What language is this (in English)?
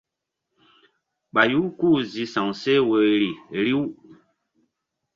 Mbum